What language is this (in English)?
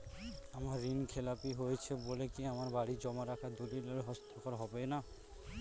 Bangla